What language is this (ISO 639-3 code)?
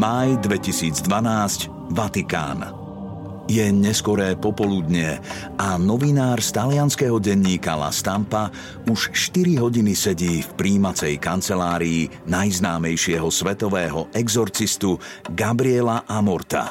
slk